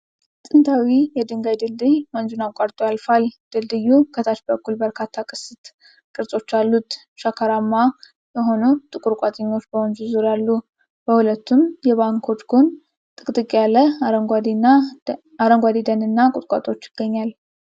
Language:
Amharic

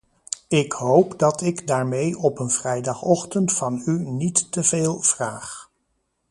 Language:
Dutch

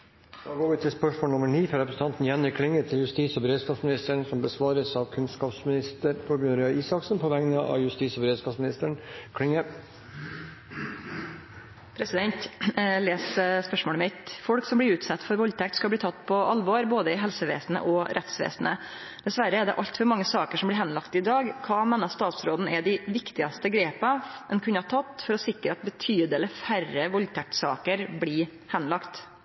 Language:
Norwegian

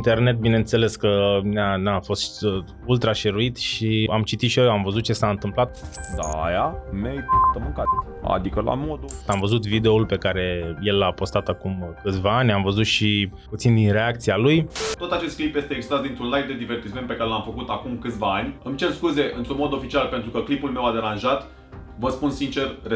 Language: Romanian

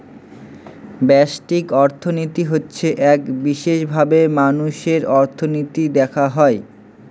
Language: Bangla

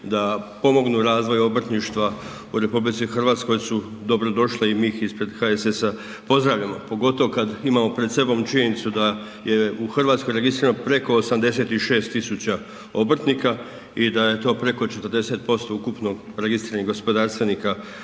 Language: Croatian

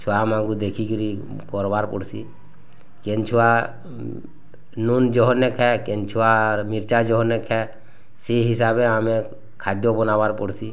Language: Odia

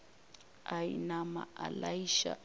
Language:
Northern Sotho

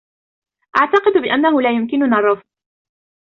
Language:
Arabic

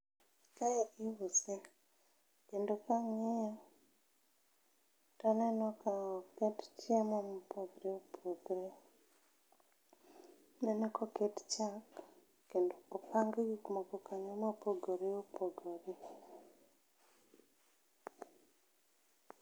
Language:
Luo (Kenya and Tanzania)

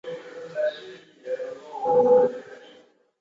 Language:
Chinese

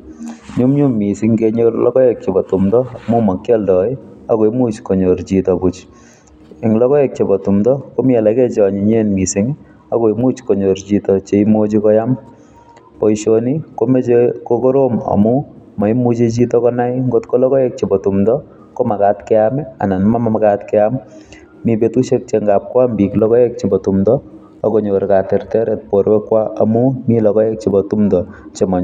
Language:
Kalenjin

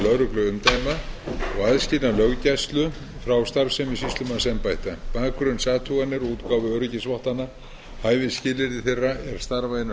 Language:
Icelandic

